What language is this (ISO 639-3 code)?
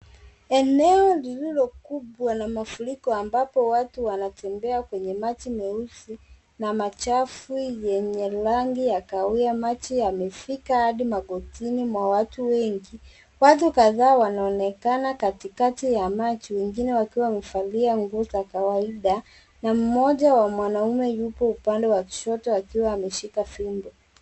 swa